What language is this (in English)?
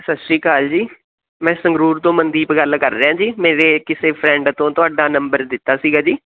Punjabi